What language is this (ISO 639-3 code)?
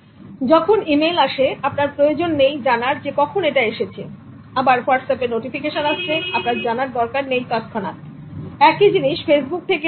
ben